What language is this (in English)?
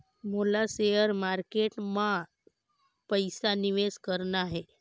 Chhattisgarhi